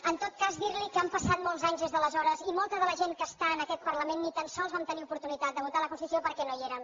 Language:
Catalan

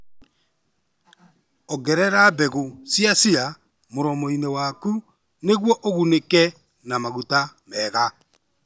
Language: Kikuyu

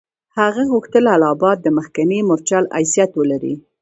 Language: Pashto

